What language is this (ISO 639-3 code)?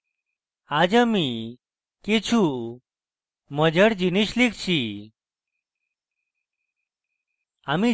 ben